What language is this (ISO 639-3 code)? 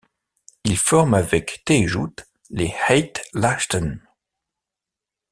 fra